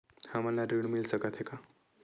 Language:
Chhattisgarhi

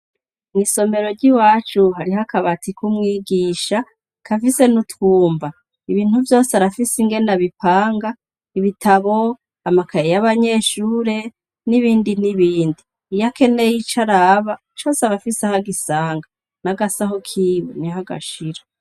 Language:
Rundi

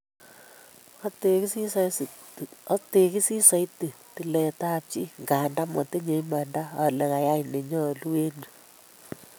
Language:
Kalenjin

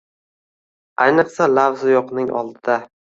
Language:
Uzbek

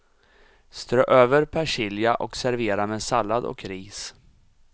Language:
Swedish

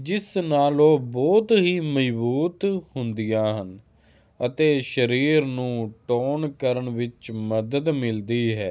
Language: Punjabi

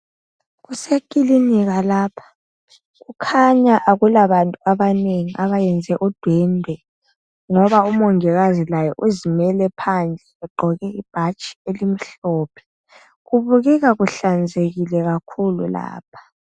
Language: North Ndebele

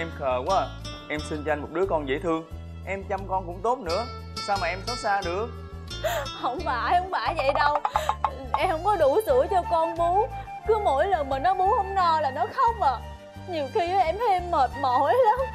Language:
Vietnamese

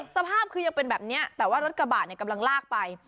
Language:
Thai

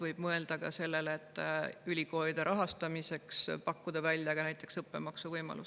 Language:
Estonian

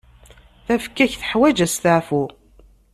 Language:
Kabyle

